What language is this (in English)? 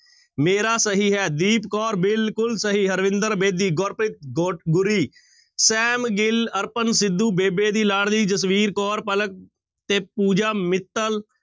Punjabi